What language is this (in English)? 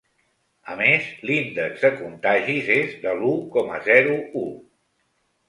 Catalan